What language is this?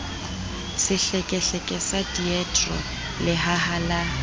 Southern Sotho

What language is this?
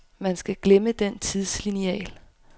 Danish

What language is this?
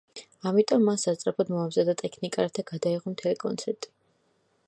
Georgian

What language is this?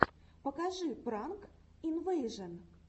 Russian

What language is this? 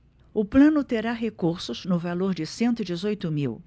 Portuguese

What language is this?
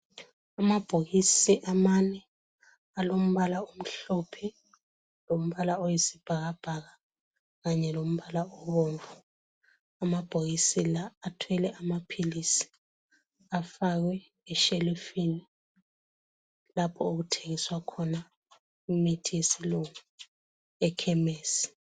North Ndebele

